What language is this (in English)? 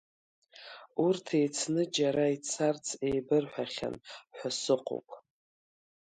Abkhazian